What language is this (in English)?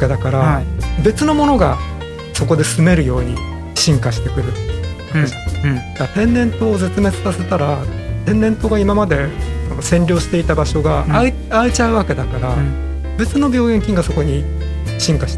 Japanese